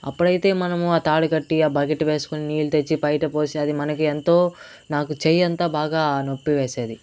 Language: Telugu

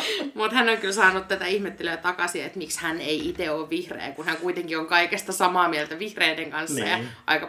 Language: Finnish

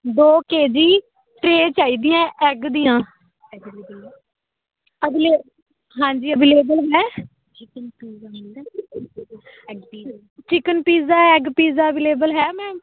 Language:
Punjabi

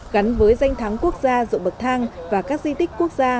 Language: Vietnamese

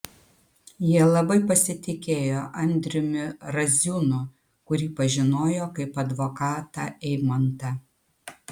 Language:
Lithuanian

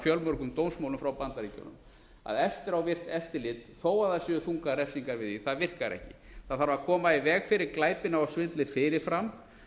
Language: Icelandic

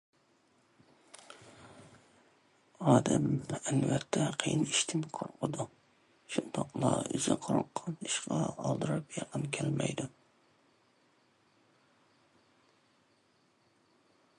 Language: Uyghur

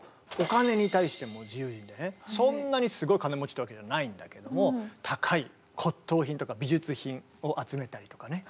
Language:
Japanese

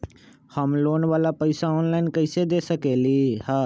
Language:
Magahi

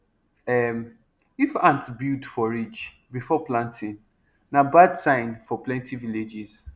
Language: Nigerian Pidgin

